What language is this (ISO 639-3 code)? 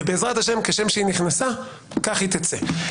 heb